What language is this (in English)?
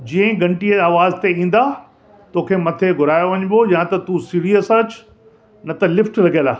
Sindhi